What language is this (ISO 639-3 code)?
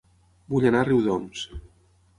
cat